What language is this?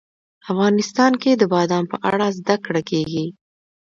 Pashto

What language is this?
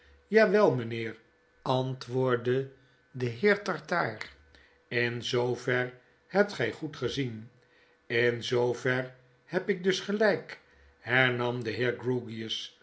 Dutch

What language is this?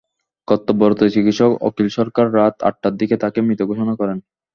Bangla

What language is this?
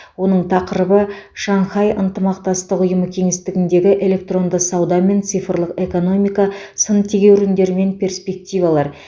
Kazakh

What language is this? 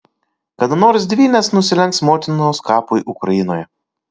Lithuanian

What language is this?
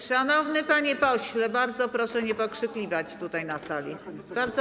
Polish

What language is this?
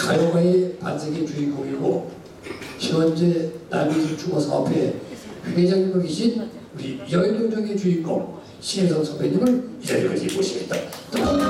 Korean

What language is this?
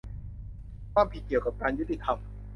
Thai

